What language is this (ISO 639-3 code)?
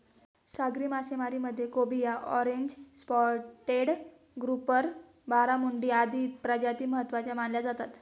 mar